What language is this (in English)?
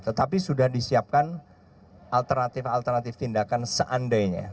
Indonesian